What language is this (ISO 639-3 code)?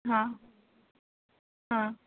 mar